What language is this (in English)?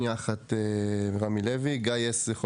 Hebrew